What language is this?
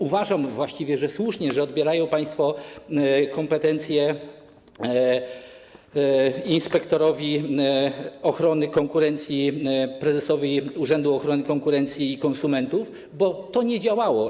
Polish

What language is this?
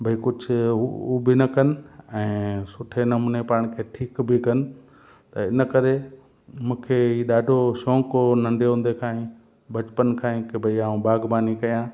Sindhi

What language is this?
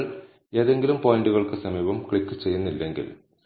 Malayalam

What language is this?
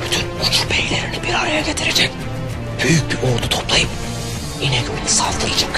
Turkish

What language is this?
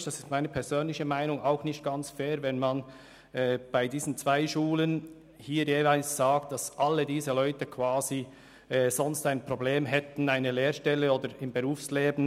Swiss German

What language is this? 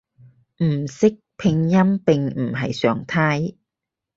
Cantonese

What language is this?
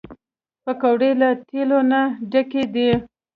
Pashto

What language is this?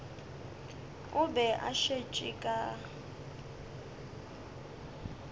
Northern Sotho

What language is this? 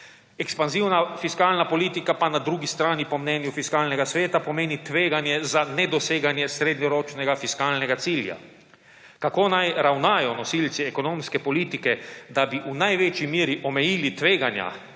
Slovenian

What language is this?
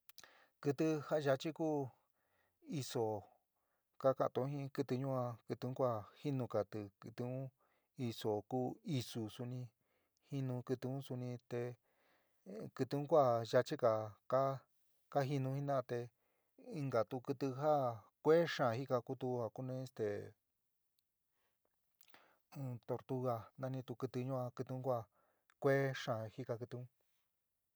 San Miguel El Grande Mixtec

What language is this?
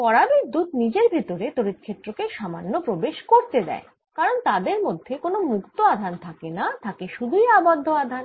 Bangla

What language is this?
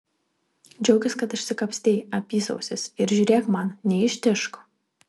Lithuanian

